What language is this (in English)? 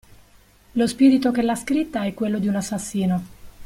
Italian